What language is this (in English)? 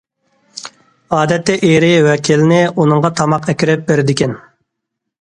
Uyghur